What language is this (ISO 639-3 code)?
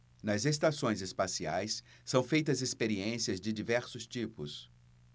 por